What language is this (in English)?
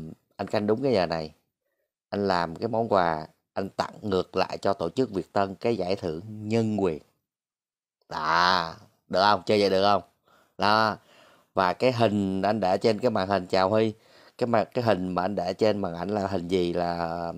Vietnamese